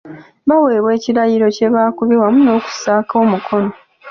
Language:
Ganda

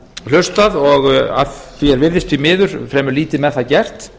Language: Icelandic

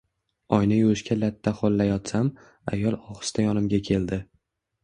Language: Uzbek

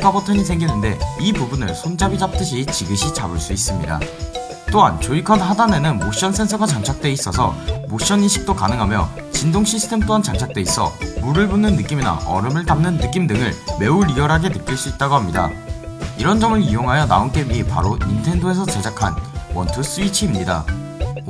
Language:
Korean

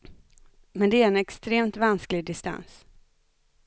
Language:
Swedish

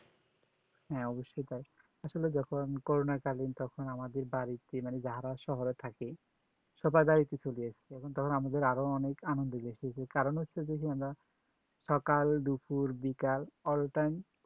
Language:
Bangla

